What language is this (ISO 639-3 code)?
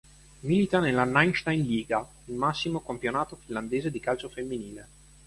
ita